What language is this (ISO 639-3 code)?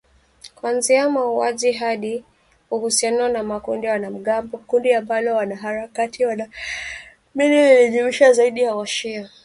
swa